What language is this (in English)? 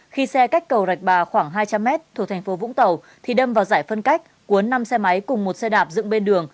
Vietnamese